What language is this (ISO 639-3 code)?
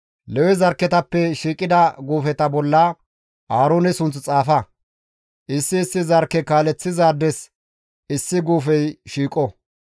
gmv